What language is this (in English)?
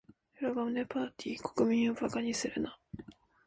Japanese